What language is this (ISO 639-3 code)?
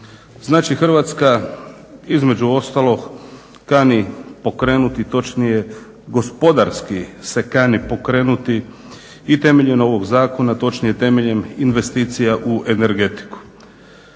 hrv